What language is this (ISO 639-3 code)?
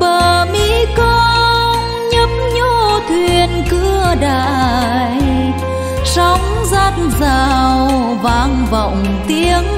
vie